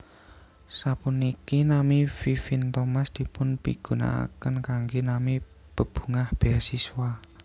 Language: Javanese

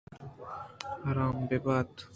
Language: Eastern Balochi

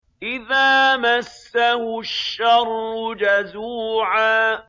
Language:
Arabic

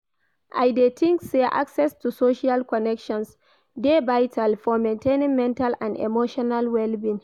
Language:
Nigerian Pidgin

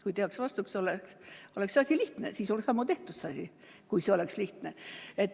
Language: Estonian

